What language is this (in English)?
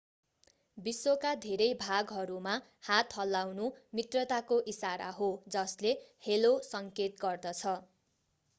Nepali